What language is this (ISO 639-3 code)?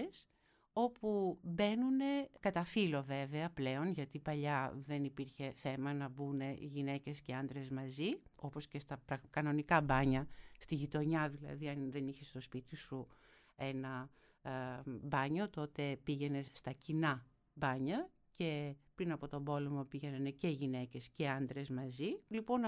ell